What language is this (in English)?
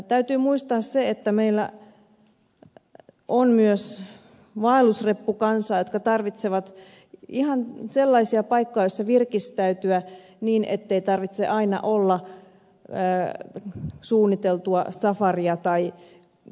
Finnish